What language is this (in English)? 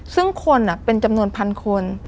Thai